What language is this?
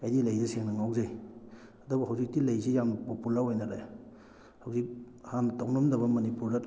Manipuri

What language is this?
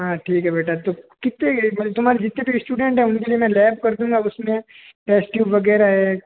Hindi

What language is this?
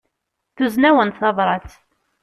Kabyle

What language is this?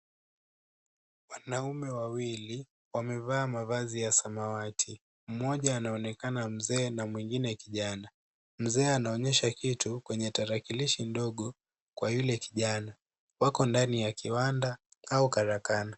Swahili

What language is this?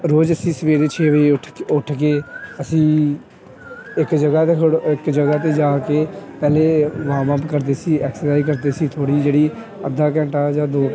Punjabi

